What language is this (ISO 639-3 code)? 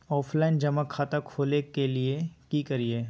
mag